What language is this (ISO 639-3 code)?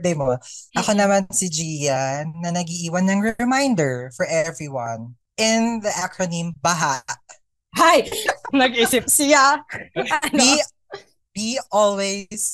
fil